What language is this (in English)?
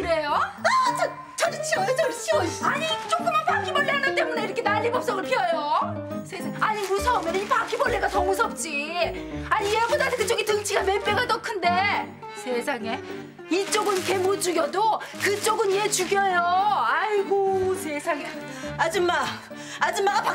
Korean